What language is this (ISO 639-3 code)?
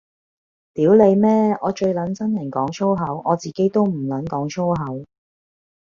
yue